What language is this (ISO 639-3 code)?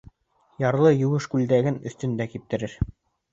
bak